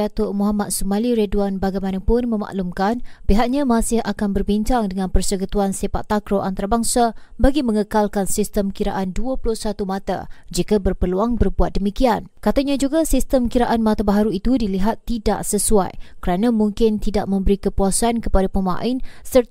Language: Malay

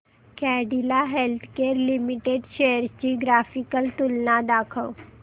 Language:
Marathi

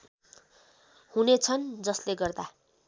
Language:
Nepali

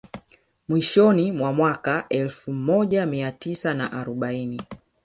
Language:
Swahili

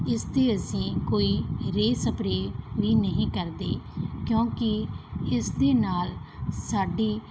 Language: Punjabi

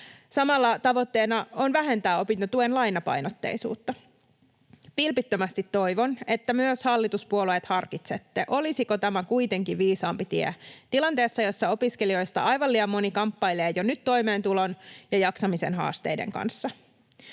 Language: Finnish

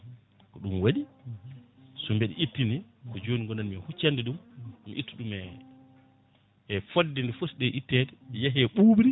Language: Fula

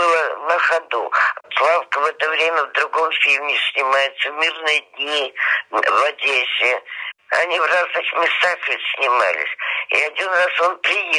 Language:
Russian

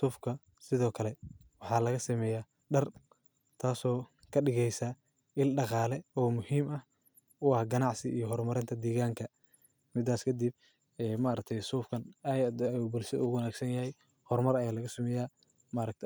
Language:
Somali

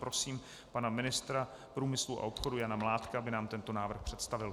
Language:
Czech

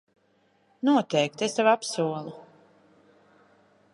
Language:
Latvian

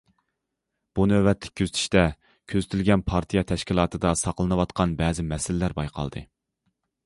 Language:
Uyghur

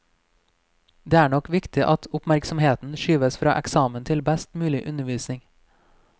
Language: Norwegian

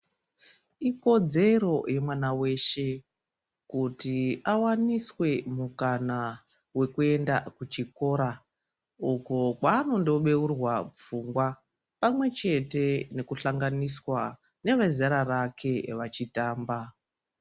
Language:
Ndau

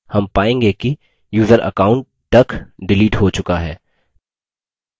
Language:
Hindi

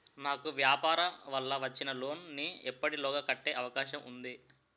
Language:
Telugu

